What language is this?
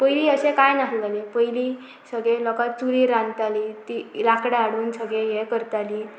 Konkani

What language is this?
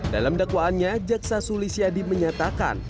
Indonesian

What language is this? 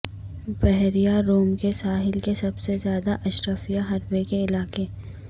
Urdu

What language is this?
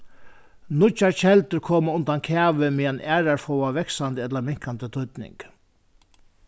Faroese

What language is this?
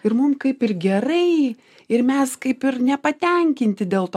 Lithuanian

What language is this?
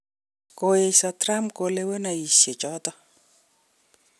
Kalenjin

